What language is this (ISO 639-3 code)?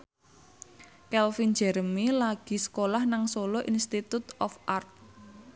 jav